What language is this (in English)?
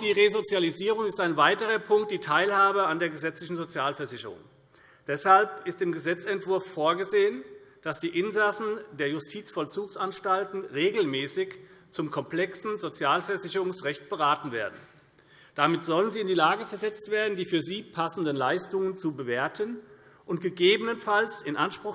German